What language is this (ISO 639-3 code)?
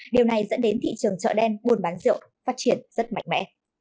vie